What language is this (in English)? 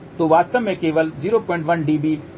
Hindi